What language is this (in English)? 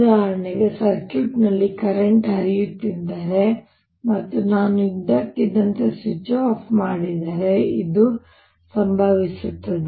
Kannada